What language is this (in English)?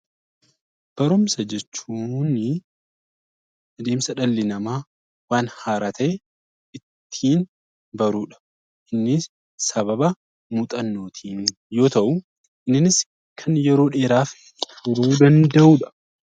Oromo